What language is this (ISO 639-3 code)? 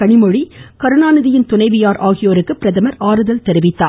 tam